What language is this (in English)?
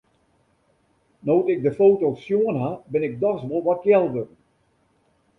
Western Frisian